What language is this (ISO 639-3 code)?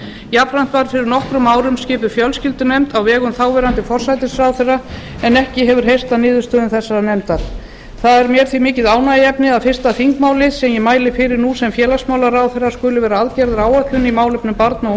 isl